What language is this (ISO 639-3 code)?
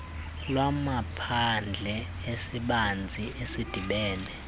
xho